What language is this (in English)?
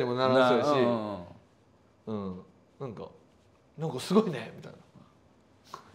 Japanese